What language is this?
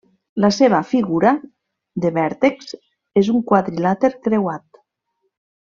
Catalan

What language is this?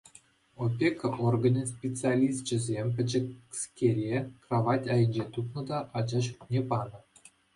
Chuvash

